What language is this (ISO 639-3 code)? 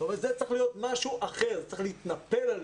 heb